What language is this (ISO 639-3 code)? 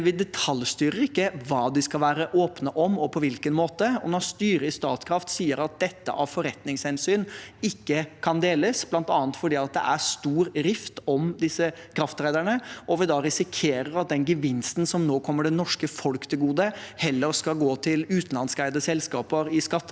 nor